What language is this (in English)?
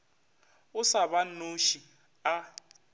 Northern Sotho